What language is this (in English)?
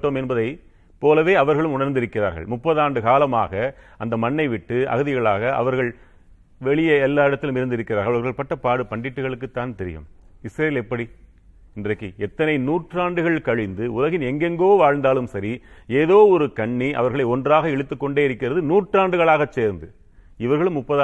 Tamil